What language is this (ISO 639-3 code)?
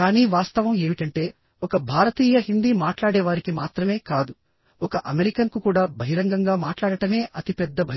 tel